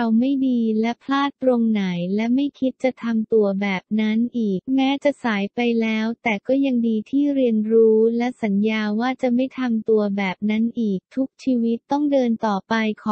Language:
Thai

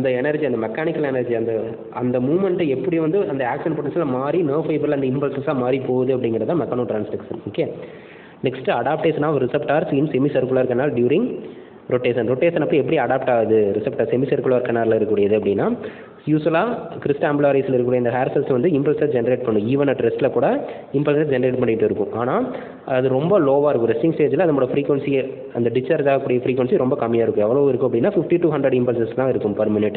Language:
Indonesian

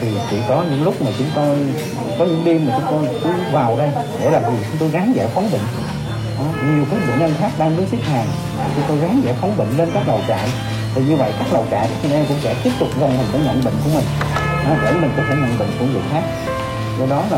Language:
Vietnamese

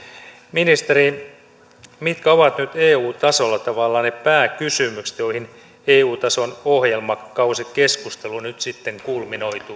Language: Finnish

